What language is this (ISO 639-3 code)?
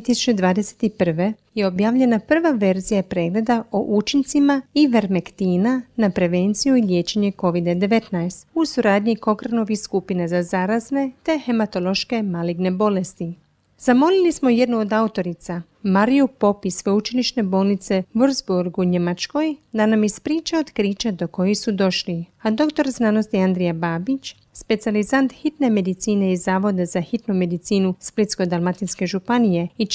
hrv